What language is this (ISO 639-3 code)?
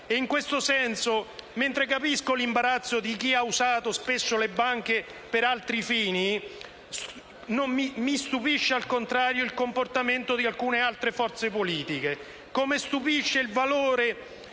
ita